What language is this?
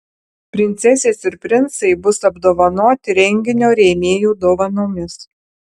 Lithuanian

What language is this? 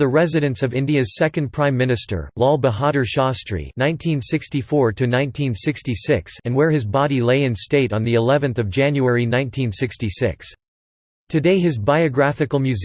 English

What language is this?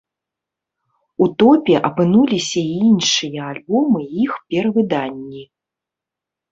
Belarusian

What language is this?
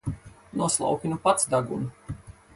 Latvian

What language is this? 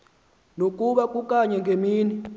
Xhosa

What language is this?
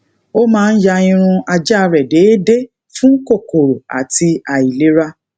Yoruba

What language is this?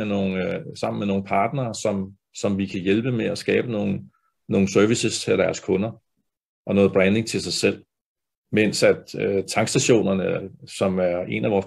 Danish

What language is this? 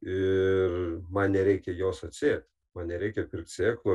Lithuanian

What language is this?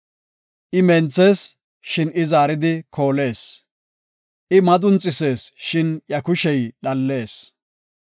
Gofa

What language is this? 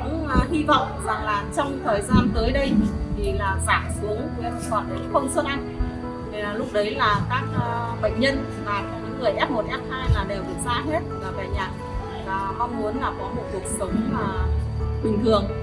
Vietnamese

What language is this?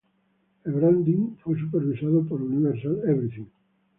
Spanish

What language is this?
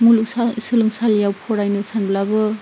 Bodo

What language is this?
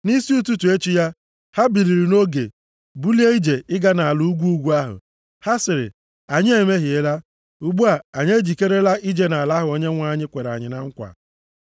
Igbo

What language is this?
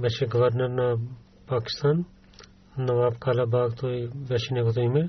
Bulgarian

